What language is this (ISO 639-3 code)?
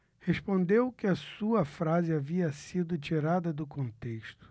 por